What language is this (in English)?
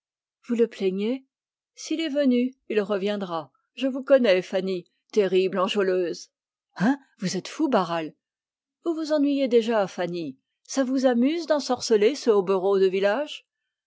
French